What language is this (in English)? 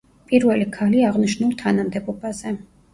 Georgian